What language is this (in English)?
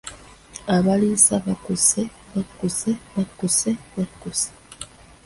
Ganda